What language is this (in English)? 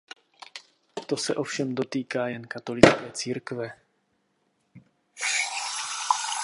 Czech